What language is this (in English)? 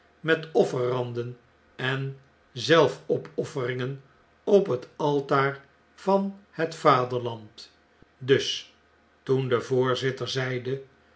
Dutch